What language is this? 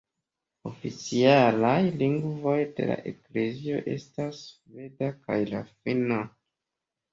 Esperanto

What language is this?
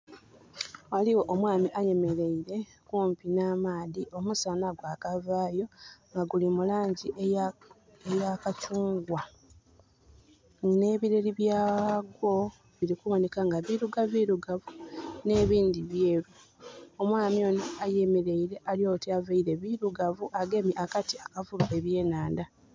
Soga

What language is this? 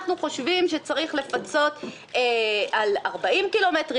Hebrew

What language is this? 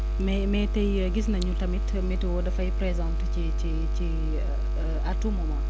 Wolof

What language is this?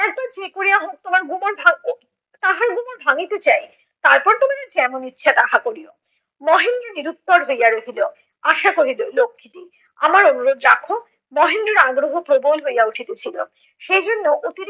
Bangla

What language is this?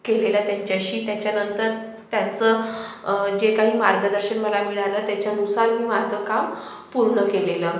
Marathi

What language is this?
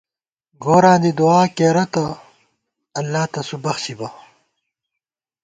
Gawar-Bati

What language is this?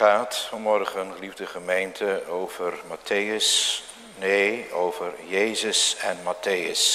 Dutch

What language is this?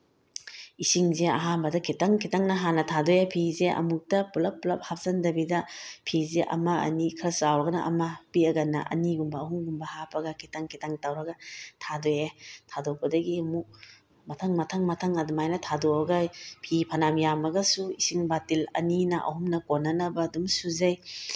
Manipuri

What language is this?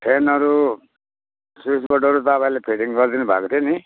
Nepali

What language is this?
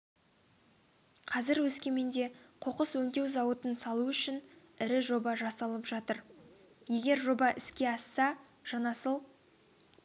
Kazakh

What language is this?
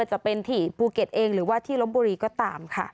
Thai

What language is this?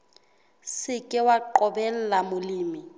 Southern Sotho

